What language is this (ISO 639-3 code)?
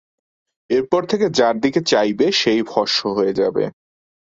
ben